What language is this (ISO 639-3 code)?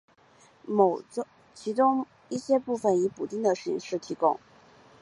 zho